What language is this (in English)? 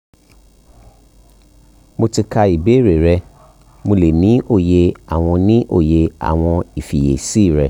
Yoruba